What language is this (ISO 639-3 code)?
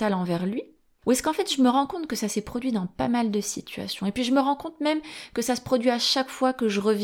fra